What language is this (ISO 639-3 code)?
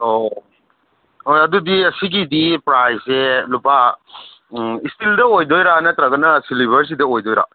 mni